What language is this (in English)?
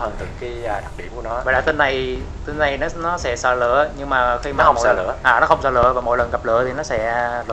Vietnamese